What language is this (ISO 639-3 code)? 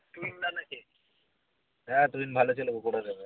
ben